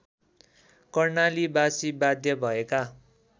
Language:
Nepali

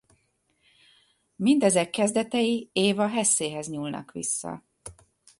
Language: Hungarian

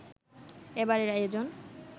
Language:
Bangla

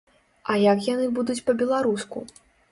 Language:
Belarusian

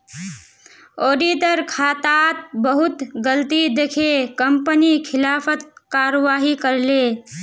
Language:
Magahi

